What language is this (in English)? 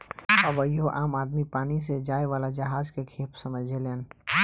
Bhojpuri